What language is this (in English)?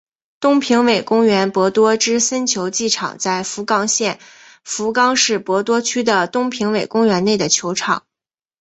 Chinese